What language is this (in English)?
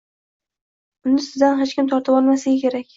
Uzbek